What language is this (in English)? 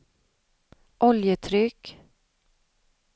Swedish